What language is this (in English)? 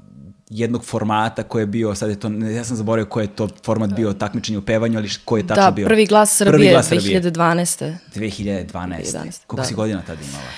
Croatian